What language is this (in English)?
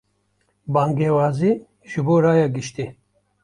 Kurdish